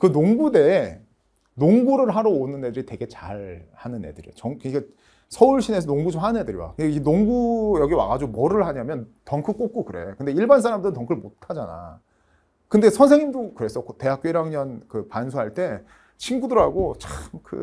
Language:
Korean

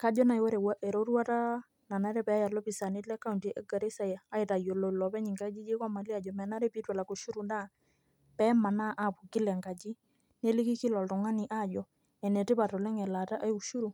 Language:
Masai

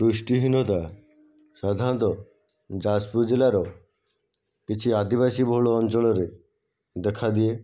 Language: Odia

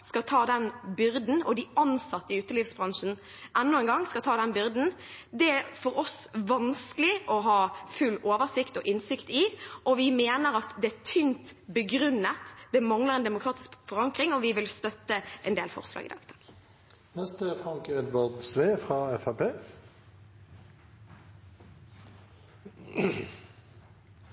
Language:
Norwegian Bokmål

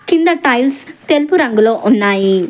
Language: Telugu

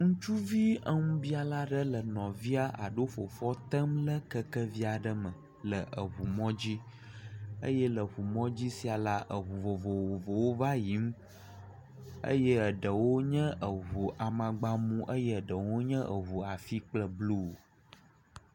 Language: Ewe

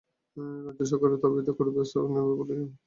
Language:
Bangla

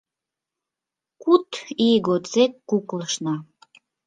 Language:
Mari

